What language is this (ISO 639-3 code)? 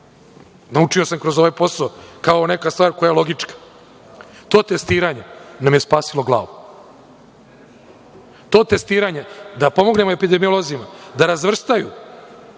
srp